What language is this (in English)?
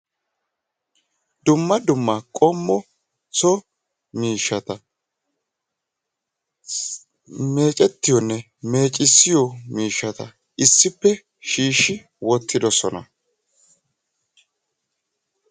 Wolaytta